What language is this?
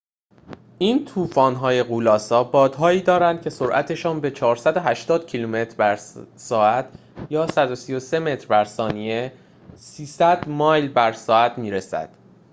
Persian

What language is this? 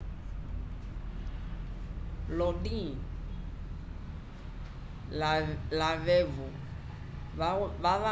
Umbundu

